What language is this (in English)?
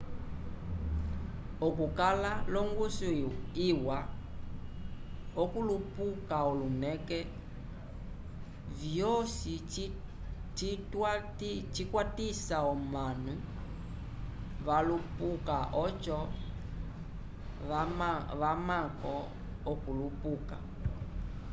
Umbundu